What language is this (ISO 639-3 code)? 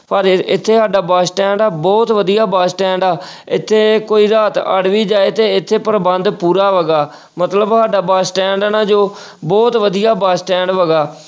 pan